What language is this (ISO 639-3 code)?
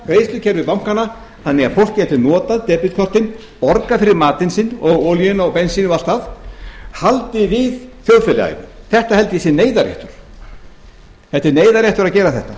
isl